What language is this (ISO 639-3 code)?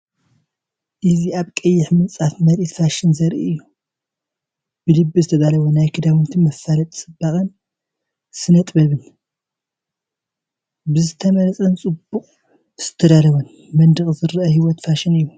tir